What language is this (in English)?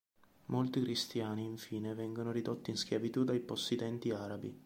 Italian